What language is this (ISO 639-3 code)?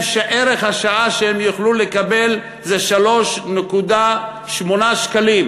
heb